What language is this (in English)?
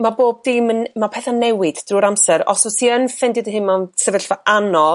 Welsh